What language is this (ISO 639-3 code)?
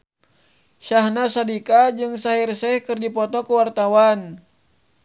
sun